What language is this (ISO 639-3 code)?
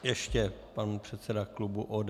ces